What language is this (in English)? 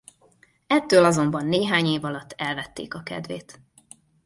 Hungarian